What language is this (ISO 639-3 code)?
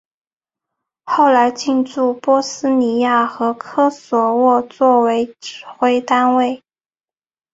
zho